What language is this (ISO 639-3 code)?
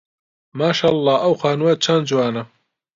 ckb